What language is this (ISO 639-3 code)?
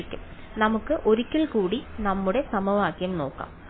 mal